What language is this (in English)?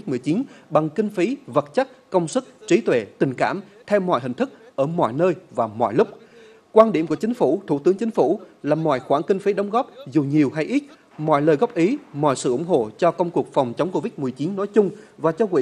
Vietnamese